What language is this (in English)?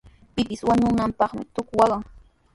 Sihuas Ancash Quechua